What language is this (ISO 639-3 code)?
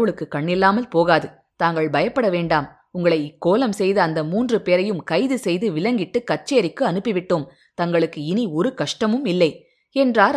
tam